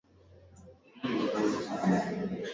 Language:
Swahili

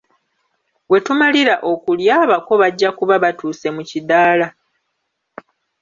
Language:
Ganda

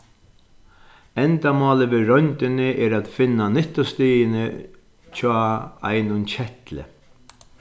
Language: Faroese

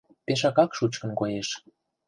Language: Mari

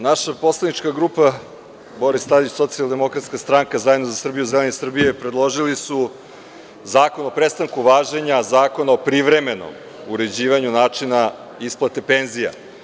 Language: Serbian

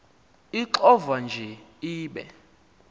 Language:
Xhosa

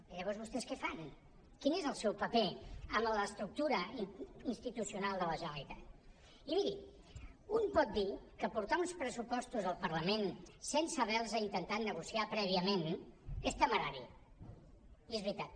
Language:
Catalan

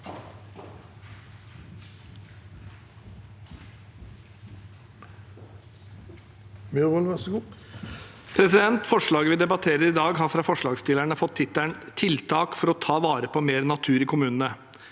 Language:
Norwegian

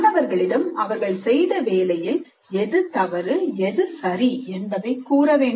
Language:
Tamil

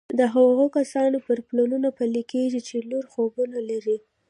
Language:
Pashto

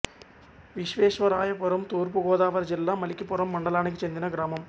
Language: Telugu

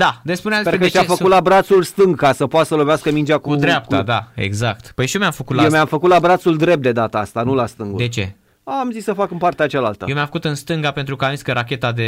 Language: Romanian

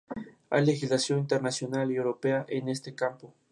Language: Spanish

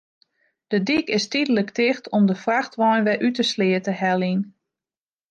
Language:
Western Frisian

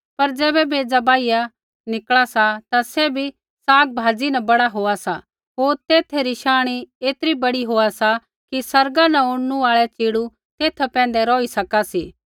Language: Kullu Pahari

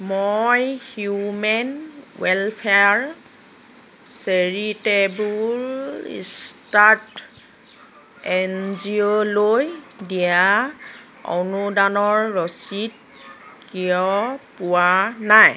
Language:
Assamese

